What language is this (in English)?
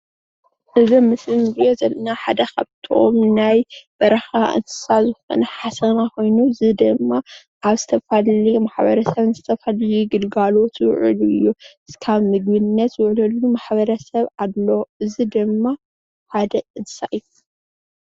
Tigrinya